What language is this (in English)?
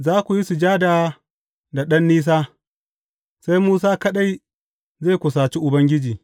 Hausa